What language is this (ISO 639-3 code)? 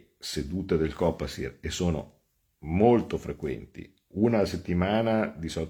ita